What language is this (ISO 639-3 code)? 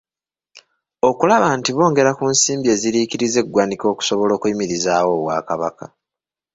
lug